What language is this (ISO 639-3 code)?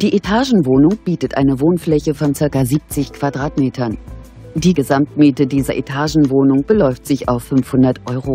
deu